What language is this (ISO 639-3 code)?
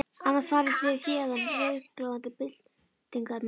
isl